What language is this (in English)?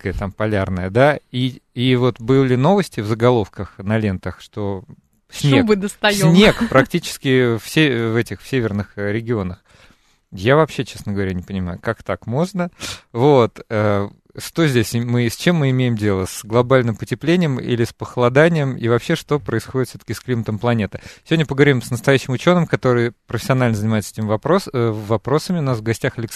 Russian